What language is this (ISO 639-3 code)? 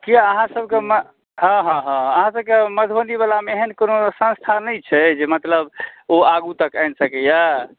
mai